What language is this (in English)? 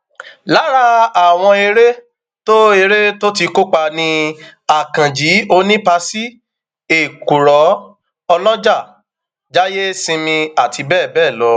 Yoruba